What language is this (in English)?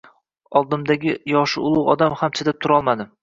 Uzbek